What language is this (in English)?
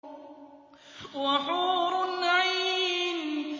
Arabic